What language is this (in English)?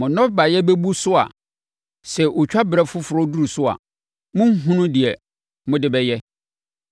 Akan